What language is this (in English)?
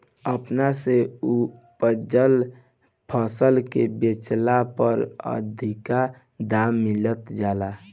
Bhojpuri